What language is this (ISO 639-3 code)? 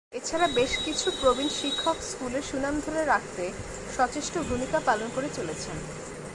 ben